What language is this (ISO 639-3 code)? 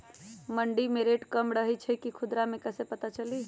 mag